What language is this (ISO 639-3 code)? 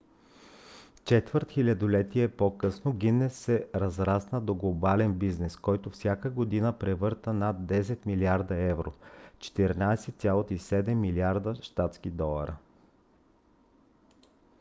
bul